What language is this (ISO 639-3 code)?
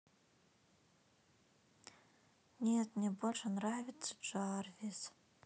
rus